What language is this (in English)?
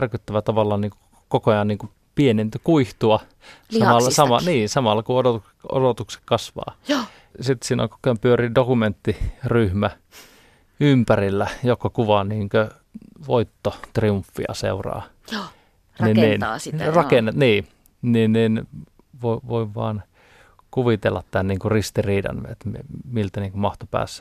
Finnish